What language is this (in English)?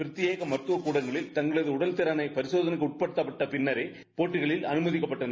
Tamil